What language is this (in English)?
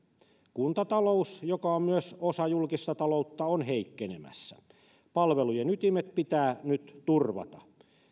Finnish